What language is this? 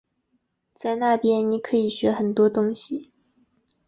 Chinese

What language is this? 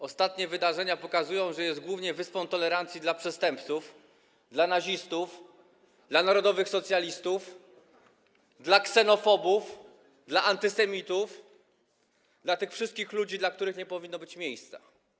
Polish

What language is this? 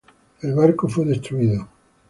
Spanish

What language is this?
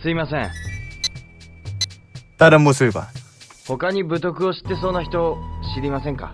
Korean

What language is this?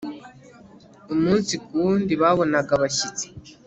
Kinyarwanda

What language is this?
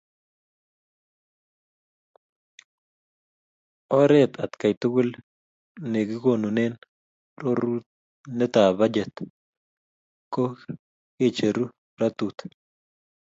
Kalenjin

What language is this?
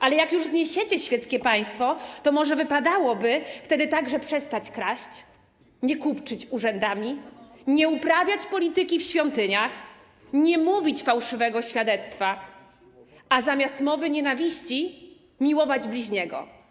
Polish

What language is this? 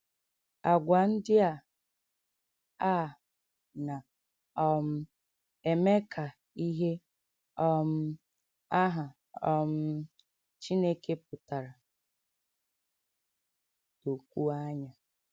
Igbo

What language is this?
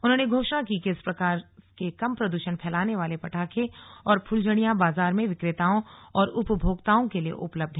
Hindi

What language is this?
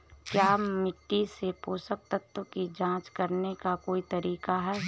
Hindi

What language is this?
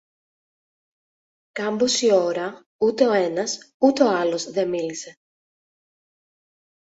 Greek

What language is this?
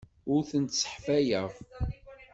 Kabyle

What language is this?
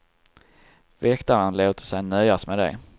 Swedish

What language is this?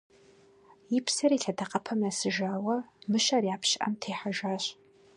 Kabardian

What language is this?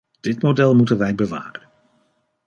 Dutch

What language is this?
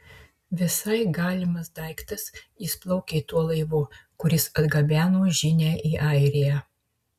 Lithuanian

